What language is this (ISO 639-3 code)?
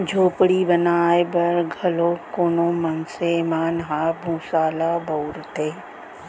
hne